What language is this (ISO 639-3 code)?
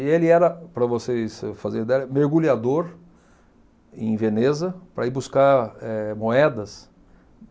por